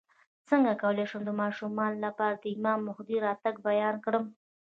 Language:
Pashto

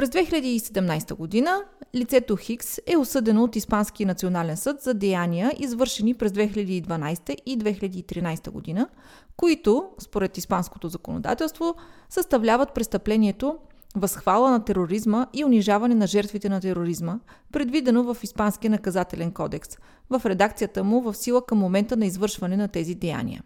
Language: Bulgarian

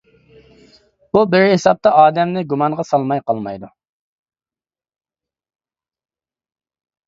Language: Uyghur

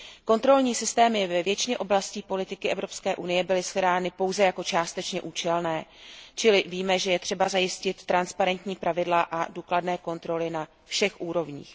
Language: Czech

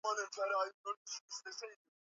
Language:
Swahili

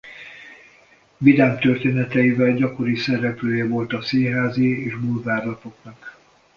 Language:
Hungarian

